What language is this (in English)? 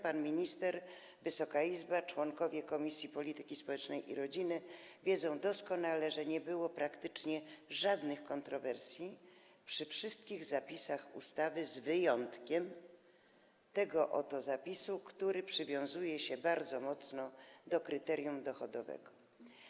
Polish